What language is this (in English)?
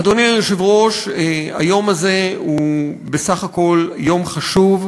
Hebrew